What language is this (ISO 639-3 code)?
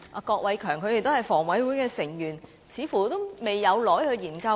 yue